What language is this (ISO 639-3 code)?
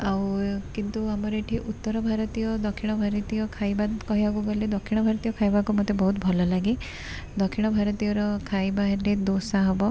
ori